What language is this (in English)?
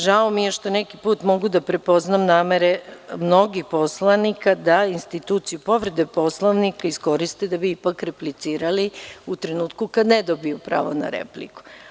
Serbian